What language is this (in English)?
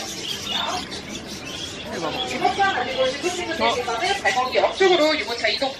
Korean